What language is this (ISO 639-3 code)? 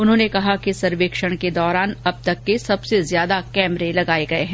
hin